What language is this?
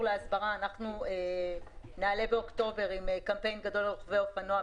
Hebrew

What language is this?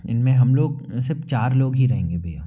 Hindi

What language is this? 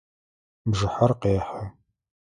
Adyghe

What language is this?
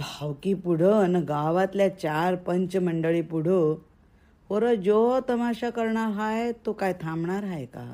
Marathi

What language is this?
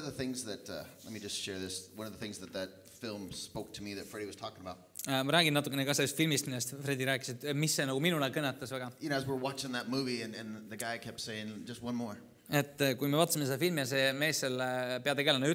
Finnish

